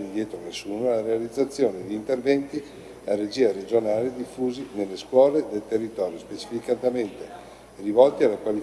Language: Italian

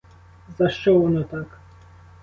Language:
Ukrainian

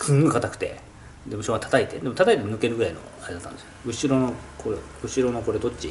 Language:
Japanese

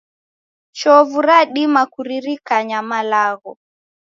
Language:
Taita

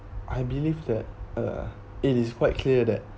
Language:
English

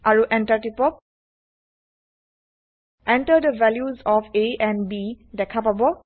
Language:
Assamese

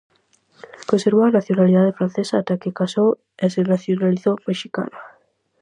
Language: Galician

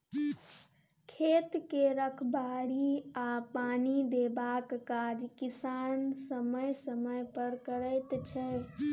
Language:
Maithili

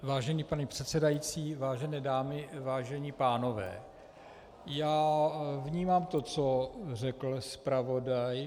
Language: Czech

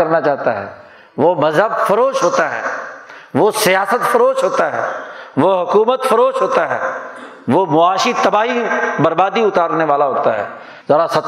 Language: Urdu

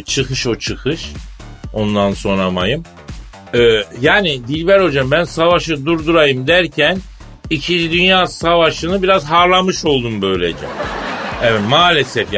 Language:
Turkish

